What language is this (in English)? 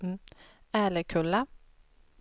Swedish